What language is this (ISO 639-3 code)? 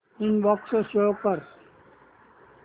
mar